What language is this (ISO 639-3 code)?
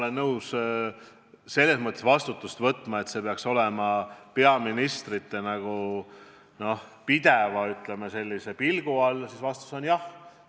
est